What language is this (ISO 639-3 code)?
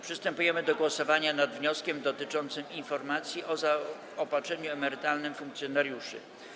pol